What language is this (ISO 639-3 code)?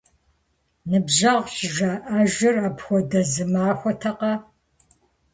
kbd